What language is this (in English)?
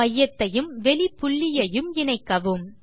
Tamil